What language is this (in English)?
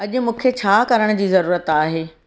Sindhi